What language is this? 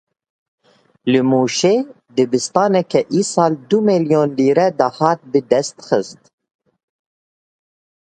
Kurdish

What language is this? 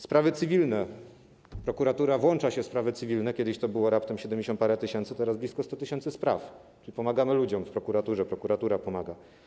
Polish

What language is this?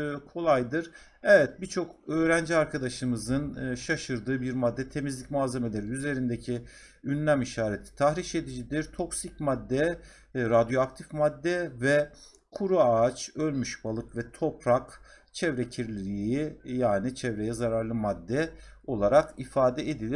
Turkish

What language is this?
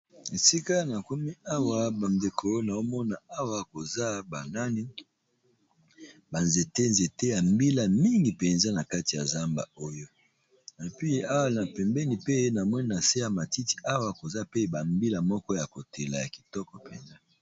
Lingala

